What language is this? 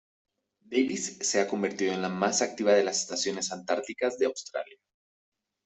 Spanish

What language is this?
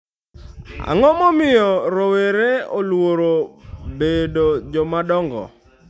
Luo (Kenya and Tanzania)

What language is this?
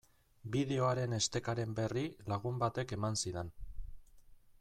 Basque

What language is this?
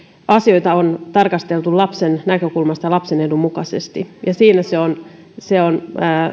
Finnish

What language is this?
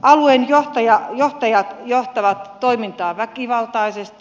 Finnish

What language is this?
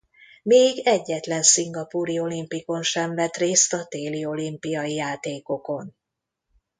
Hungarian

